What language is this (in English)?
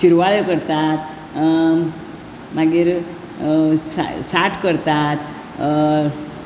Konkani